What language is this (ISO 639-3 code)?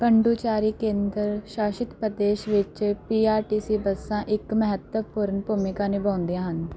pan